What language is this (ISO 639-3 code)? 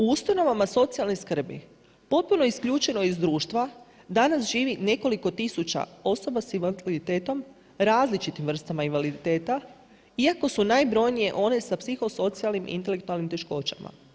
hrv